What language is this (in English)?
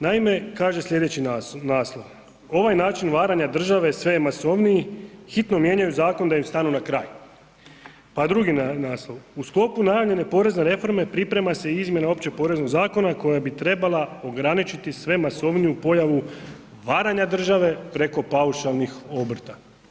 Croatian